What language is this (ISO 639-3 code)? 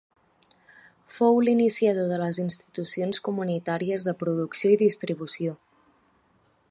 cat